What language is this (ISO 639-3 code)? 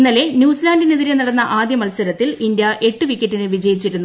mal